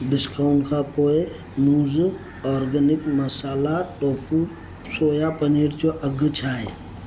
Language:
Sindhi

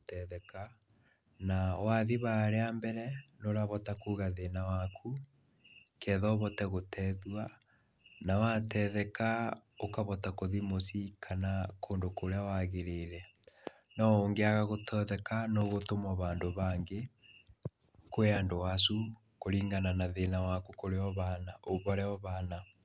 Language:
Kikuyu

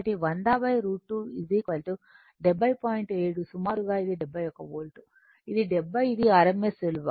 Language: Telugu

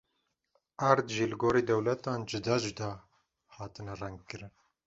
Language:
Kurdish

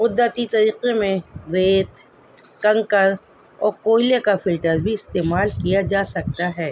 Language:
Urdu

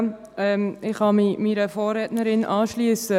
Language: Swiss German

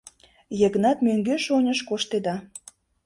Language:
Mari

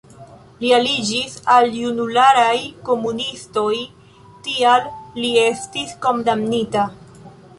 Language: Esperanto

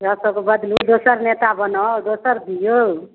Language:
Maithili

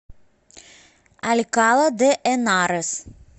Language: Russian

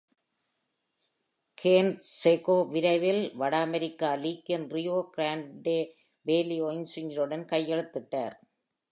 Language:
Tamil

